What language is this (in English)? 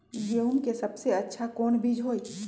Magahi